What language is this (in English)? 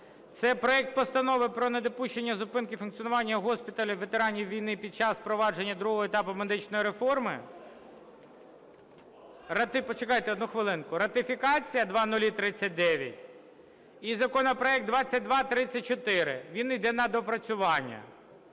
Ukrainian